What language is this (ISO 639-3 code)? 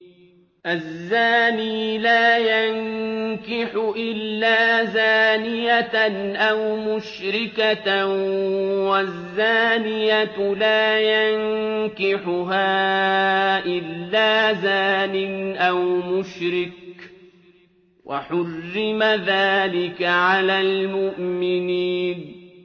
ara